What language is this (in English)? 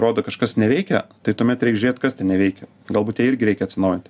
Lithuanian